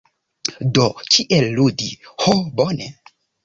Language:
Esperanto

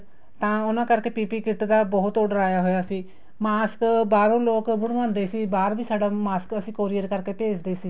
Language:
Punjabi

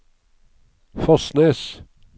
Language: Norwegian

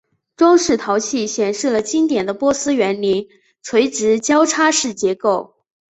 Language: Chinese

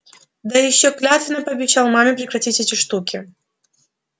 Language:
Russian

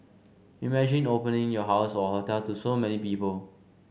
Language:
English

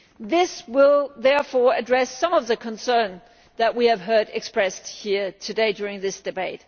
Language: English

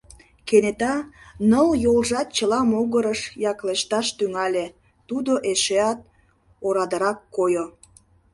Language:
Mari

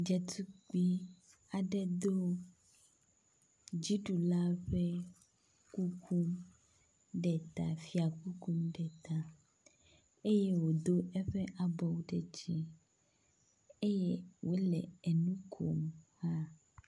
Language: Ewe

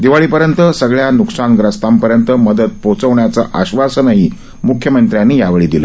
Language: Marathi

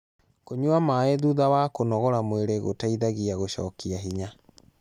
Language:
Kikuyu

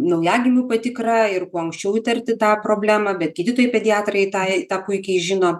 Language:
Lithuanian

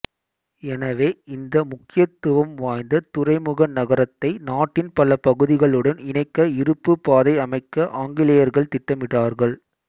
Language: Tamil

